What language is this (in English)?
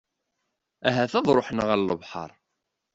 Kabyle